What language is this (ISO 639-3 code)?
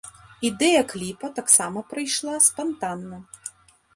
bel